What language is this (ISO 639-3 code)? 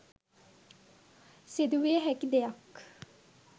sin